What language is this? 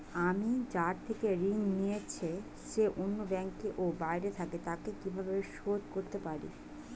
Bangla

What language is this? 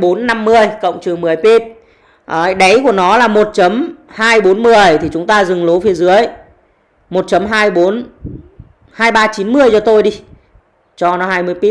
Vietnamese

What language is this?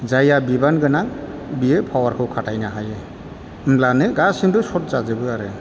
Bodo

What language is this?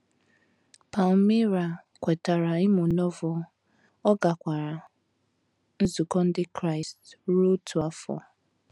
Igbo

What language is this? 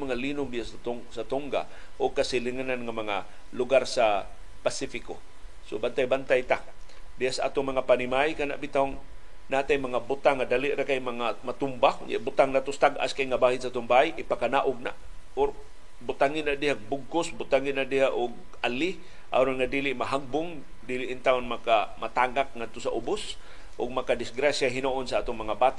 Filipino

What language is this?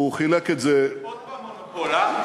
Hebrew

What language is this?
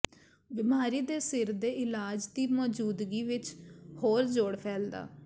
Punjabi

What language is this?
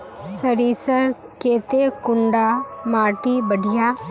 Magahi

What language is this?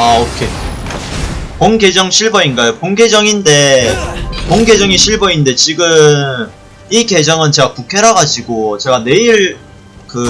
Korean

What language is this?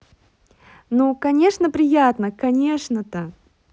Russian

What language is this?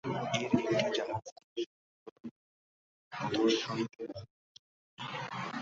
Bangla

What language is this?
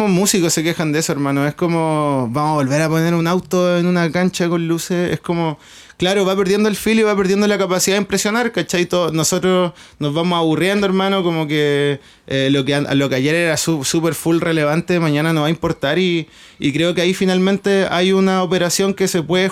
Spanish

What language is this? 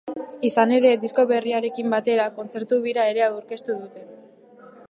Basque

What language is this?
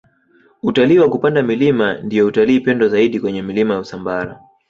Swahili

